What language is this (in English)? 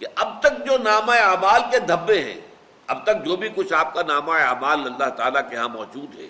Urdu